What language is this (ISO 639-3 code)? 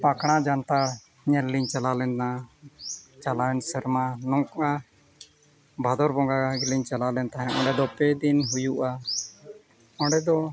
sat